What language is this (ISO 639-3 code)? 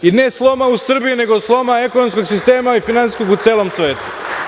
srp